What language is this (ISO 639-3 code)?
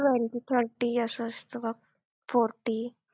mar